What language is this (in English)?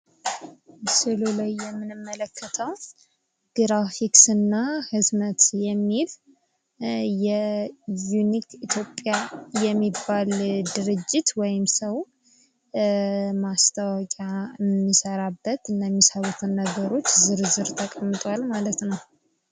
Amharic